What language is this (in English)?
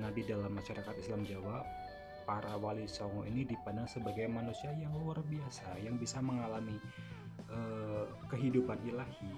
Indonesian